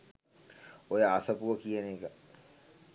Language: Sinhala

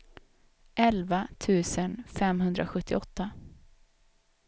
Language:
Swedish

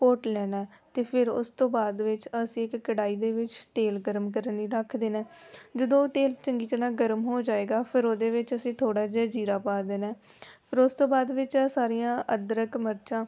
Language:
Punjabi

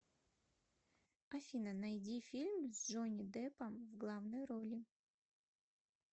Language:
Russian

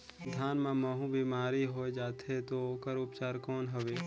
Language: Chhattisgarhi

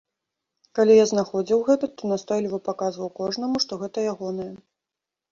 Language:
Belarusian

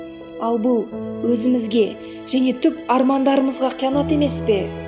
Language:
Kazakh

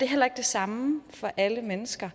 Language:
Danish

